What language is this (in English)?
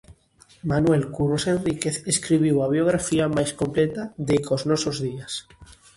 Galician